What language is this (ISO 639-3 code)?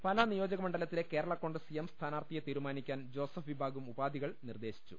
mal